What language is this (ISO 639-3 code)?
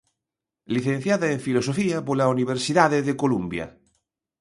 glg